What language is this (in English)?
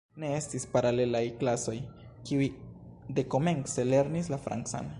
Esperanto